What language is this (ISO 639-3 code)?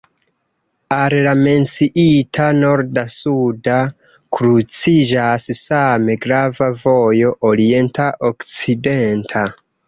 epo